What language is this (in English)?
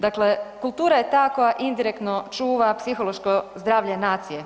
Croatian